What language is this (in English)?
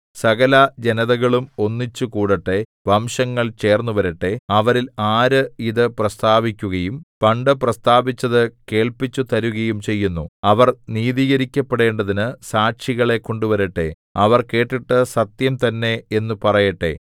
Malayalam